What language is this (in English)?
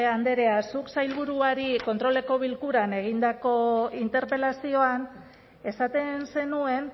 Basque